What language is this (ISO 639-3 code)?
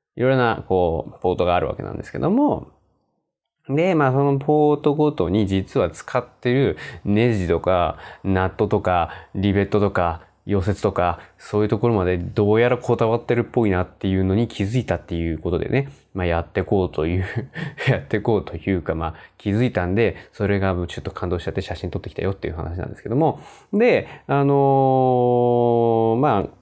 jpn